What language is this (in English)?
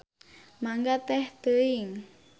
Sundanese